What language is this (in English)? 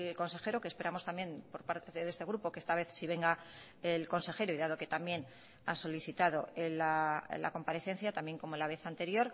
Spanish